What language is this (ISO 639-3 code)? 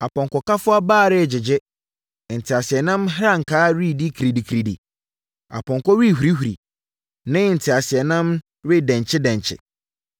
aka